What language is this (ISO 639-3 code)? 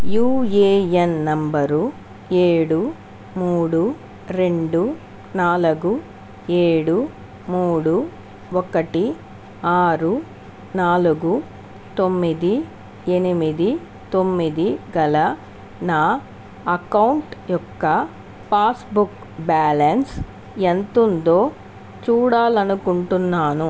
tel